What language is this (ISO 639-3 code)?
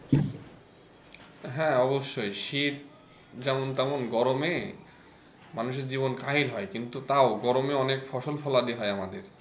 ben